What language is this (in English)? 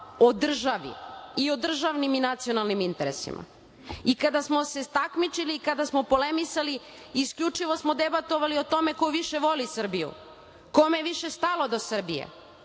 Serbian